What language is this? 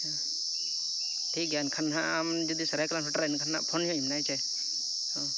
Santali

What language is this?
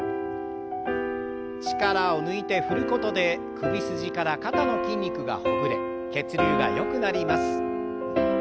Japanese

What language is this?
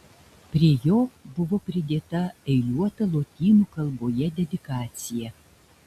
Lithuanian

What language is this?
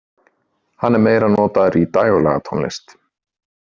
Icelandic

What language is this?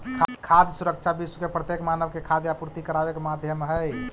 Magahi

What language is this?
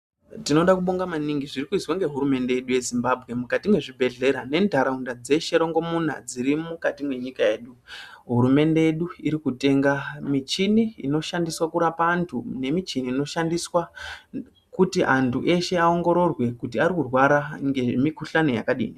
Ndau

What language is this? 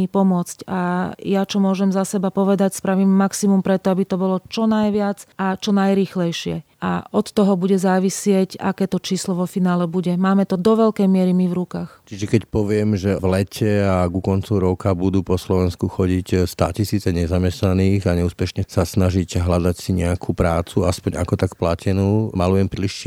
Slovak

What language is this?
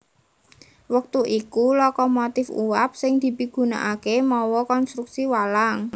Javanese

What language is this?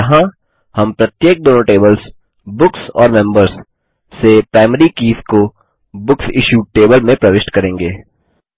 Hindi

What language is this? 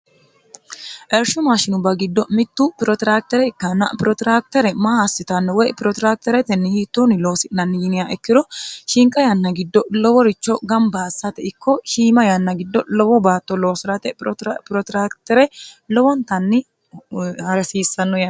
Sidamo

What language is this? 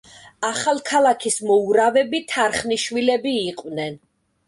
Georgian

